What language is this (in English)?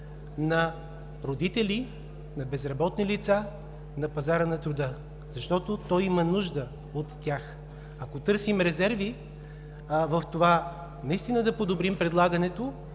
Bulgarian